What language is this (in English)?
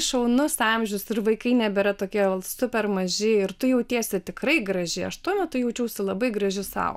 Lithuanian